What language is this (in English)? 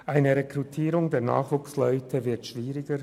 Swiss German